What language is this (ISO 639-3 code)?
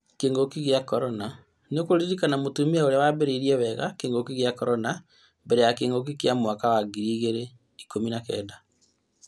kik